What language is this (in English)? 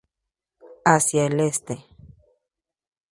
Spanish